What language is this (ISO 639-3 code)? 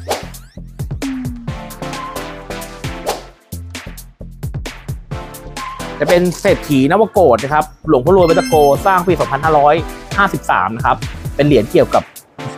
tha